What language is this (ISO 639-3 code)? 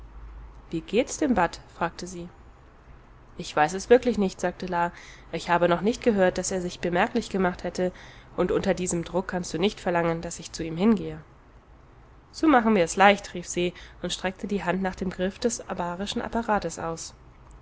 deu